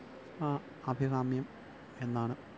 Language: Malayalam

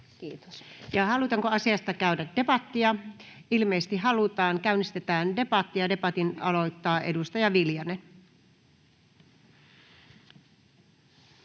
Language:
Finnish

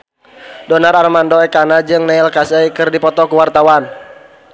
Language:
Sundanese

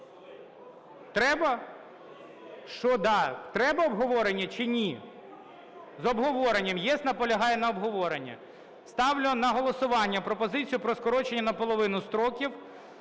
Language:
Ukrainian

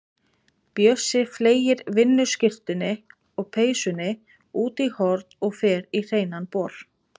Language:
Icelandic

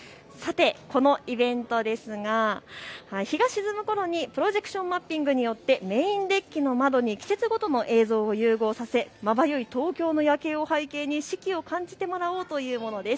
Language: Japanese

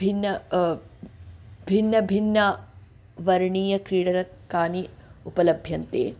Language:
Sanskrit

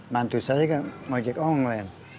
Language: Indonesian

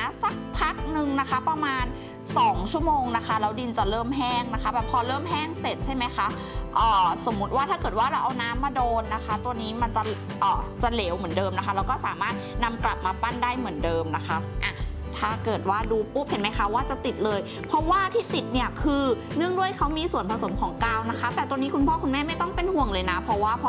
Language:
Thai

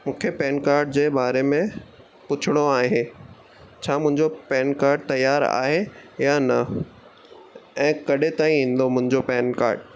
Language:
Sindhi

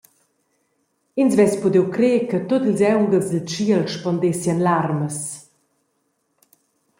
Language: Romansh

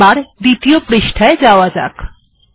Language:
Bangla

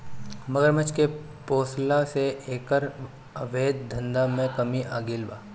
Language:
Bhojpuri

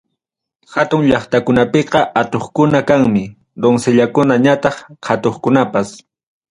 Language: Ayacucho Quechua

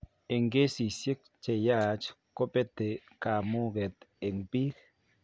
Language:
Kalenjin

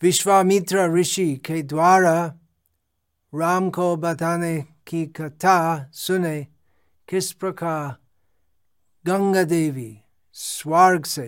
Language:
Hindi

